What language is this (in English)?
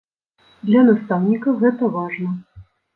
Belarusian